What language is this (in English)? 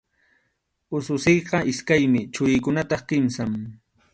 Arequipa-La Unión Quechua